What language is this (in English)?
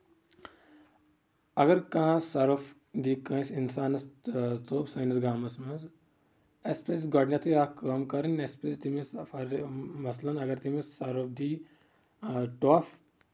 Kashmiri